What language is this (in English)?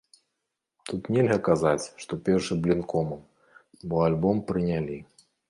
Belarusian